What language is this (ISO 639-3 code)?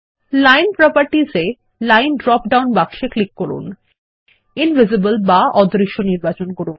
ben